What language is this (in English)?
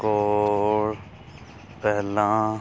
Punjabi